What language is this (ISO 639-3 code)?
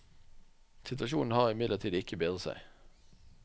nor